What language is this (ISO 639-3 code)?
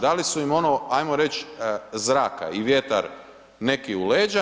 hrv